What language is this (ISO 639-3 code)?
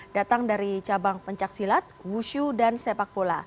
ind